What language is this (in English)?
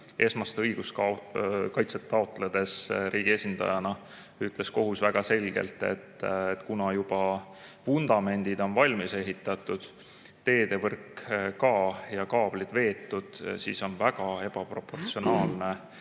Estonian